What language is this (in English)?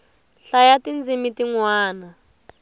Tsonga